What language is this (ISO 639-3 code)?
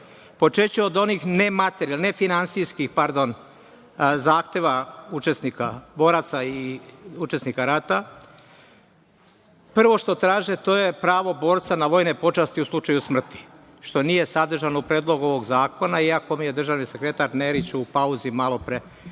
srp